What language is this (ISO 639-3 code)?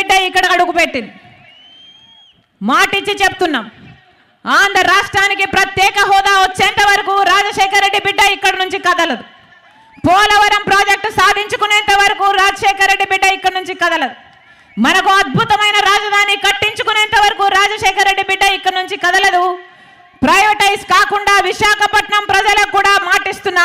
tel